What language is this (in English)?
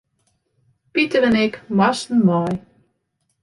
Western Frisian